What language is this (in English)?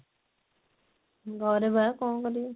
Odia